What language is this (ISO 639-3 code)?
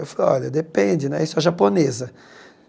por